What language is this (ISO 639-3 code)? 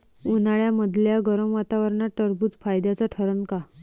mar